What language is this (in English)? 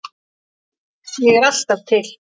Icelandic